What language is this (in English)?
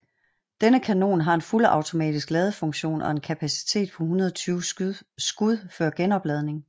Danish